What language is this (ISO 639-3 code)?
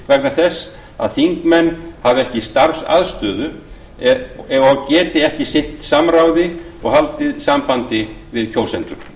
isl